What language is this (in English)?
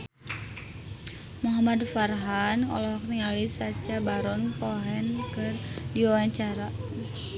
Sundanese